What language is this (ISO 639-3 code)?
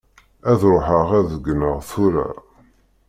kab